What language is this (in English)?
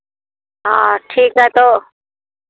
Hindi